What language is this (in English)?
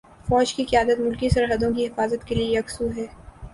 Urdu